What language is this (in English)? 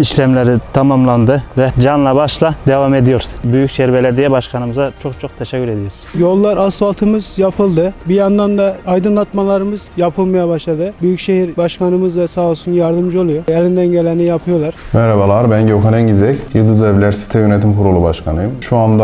Turkish